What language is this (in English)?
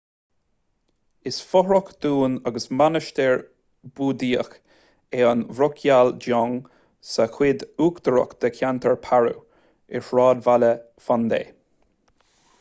Irish